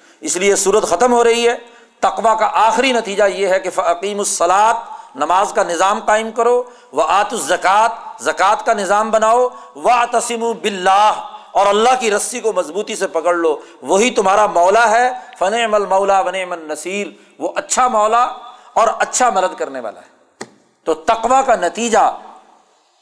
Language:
Urdu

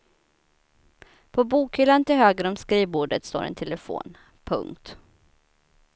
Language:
Swedish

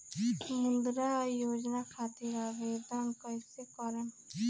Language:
Bhojpuri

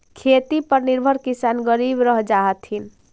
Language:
Magahi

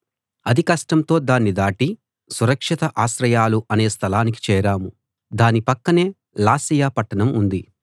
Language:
Telugu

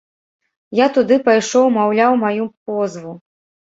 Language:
Belarusian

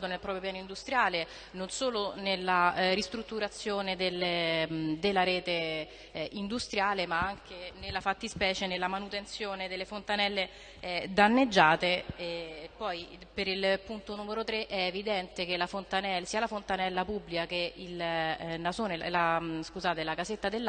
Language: Italian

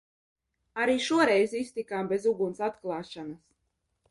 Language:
Latvian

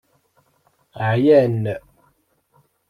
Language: Kabyle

